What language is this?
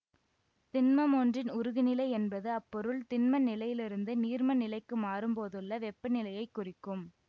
Tamil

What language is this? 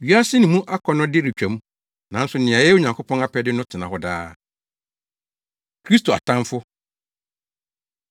Akan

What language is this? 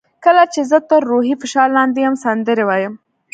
Pashto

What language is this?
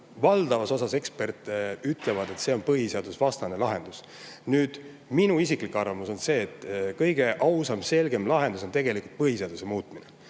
Estonian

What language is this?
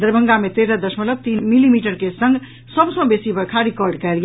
Maithili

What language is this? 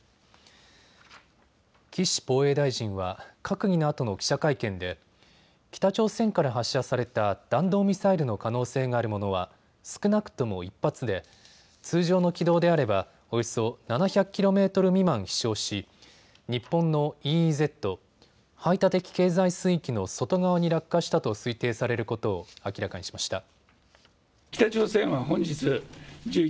Japanese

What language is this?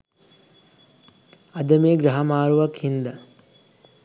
Sinhala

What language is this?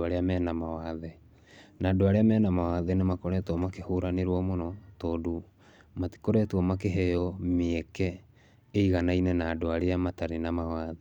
Kikuyu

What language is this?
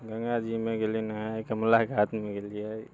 Maithili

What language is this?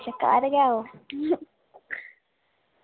Dogri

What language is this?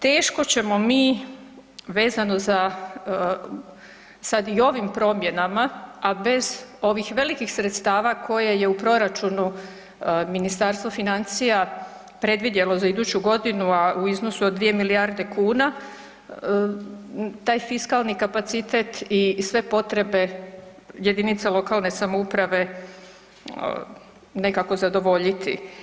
Croatian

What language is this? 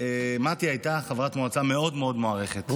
Hebrew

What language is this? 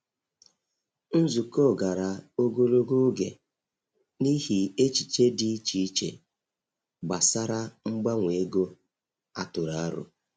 Igbo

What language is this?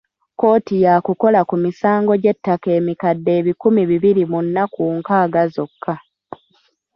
Ganda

